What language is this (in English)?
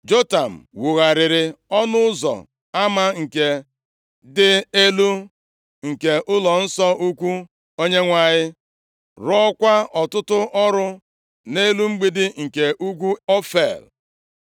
Igbo